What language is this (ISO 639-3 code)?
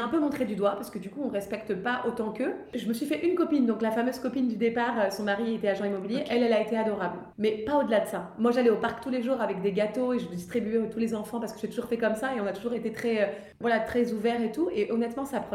fra